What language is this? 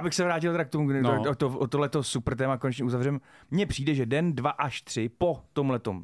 Czech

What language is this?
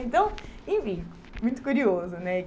Portuguese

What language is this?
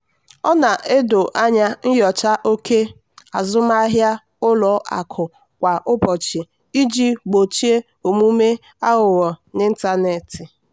Igbo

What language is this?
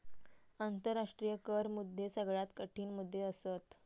Marathi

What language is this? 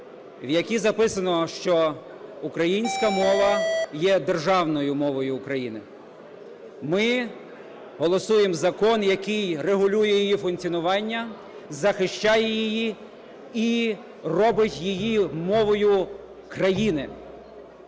Ukrainian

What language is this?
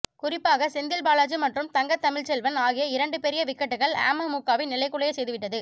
Tamil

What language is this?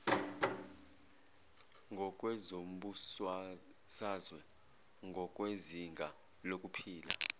Zulu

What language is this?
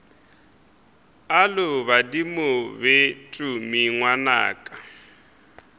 Northern Sotho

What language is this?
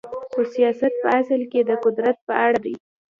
Pashto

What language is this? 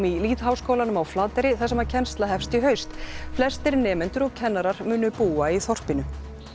Icelandic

